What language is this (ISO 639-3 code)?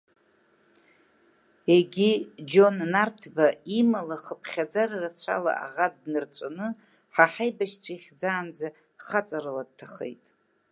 abk